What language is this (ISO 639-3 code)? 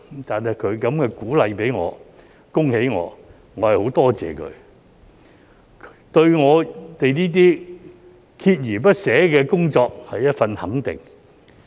yue